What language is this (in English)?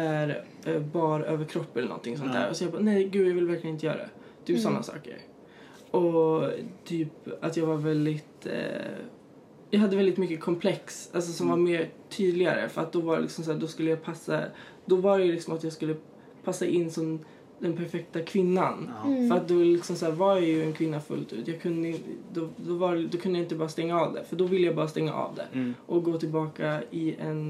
Swedish